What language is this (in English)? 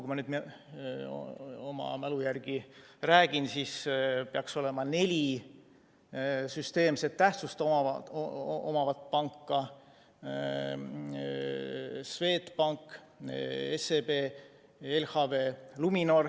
Estonian